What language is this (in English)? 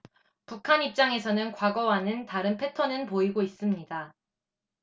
Korean